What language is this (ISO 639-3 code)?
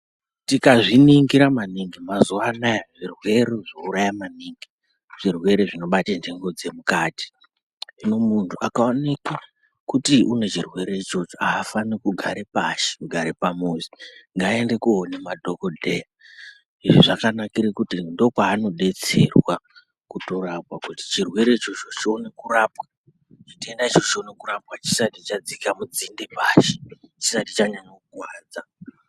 ndc